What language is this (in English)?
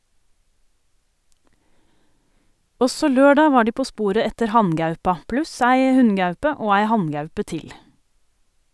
Norwegian